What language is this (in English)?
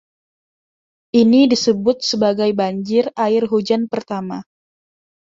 Indonesian